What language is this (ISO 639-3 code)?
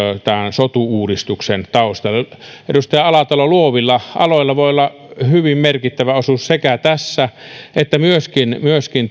fin